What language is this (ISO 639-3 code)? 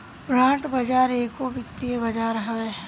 bho